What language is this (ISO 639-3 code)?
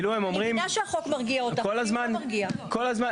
heb